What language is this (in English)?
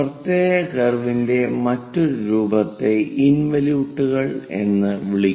Malayalam